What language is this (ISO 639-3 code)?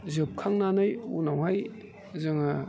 brx